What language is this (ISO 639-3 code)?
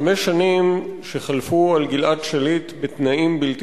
heb